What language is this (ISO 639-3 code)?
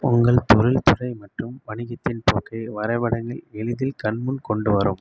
tam